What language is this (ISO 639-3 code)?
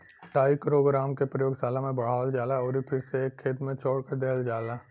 bho